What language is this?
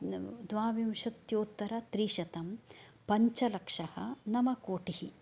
Sanskrit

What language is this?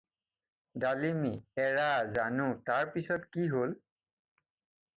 Assamese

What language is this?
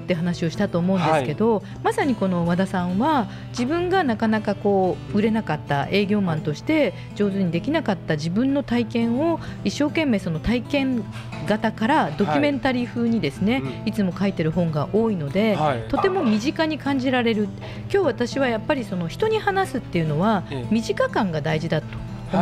Japanese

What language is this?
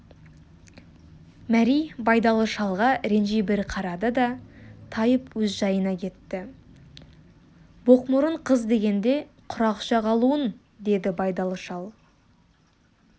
Kazakh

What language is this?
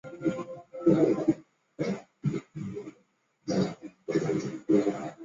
Chinese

